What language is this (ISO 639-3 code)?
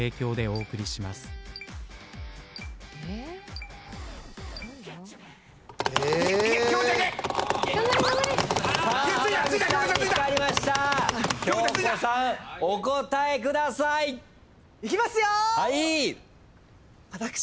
jpn